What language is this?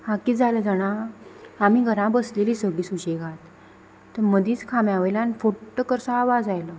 Konkani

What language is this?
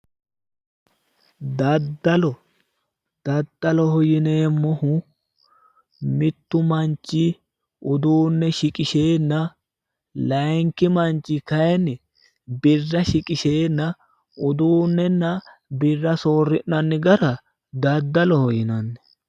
Sidamo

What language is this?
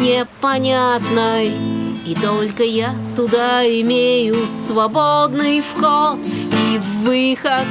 Russian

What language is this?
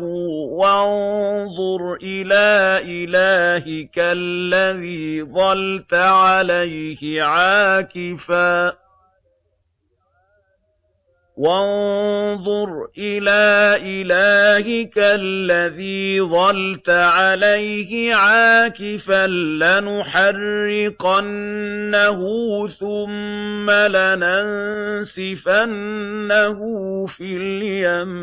Arabic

